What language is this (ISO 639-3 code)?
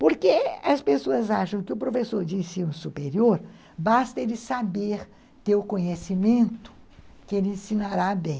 por